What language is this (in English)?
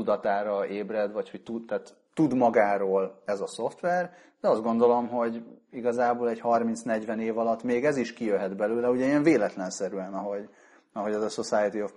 Hungarian